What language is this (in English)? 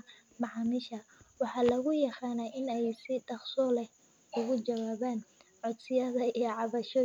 Somali